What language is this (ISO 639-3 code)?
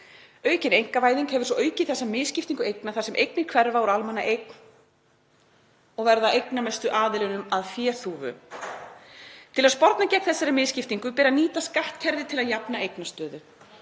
isl